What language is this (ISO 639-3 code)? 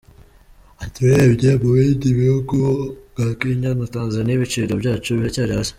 kin